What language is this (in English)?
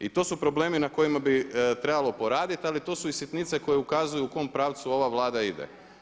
Croatian